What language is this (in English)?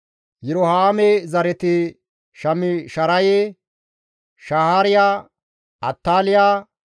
Gamo